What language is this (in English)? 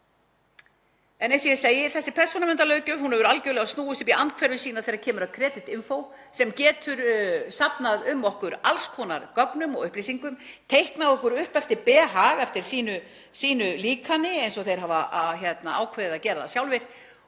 Icelandic